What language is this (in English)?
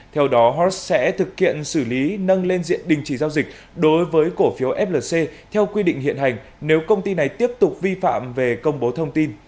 Vietnamese